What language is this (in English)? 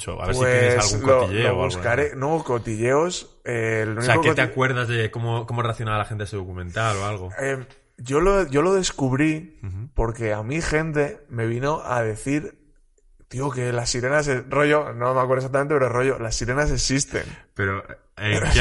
Spanish